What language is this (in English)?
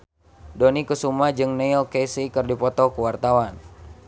Sundanese